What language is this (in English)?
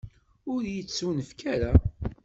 Kabyle